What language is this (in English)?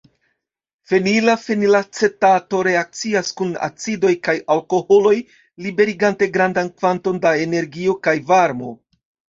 Esperanto